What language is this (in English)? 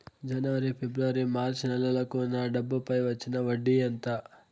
Telugu